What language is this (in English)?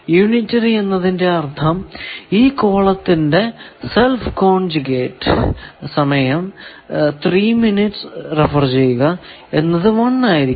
Malayalam